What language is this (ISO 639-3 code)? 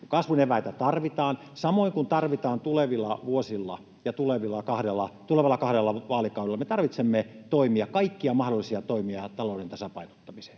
fin